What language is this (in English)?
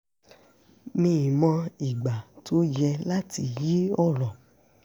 Yoruba